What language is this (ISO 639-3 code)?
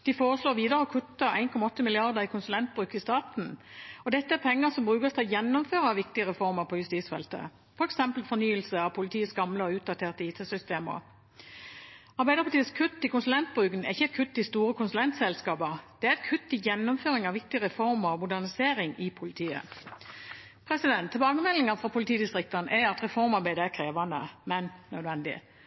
nob